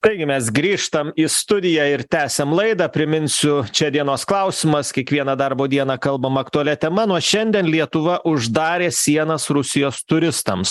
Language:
Lithuanian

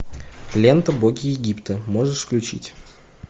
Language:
Russian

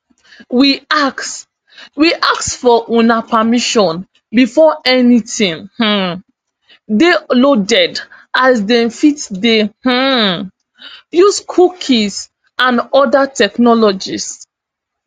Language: Nigerian Pidgin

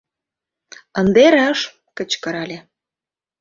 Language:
Mari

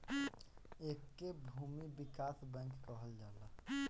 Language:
Bhojpuri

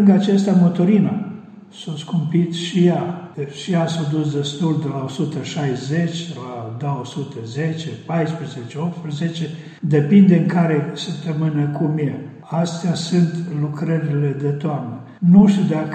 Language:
Romanian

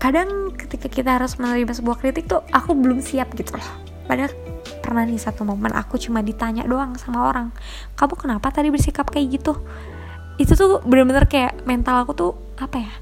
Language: Indonesian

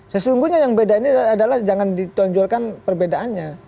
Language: Indonesian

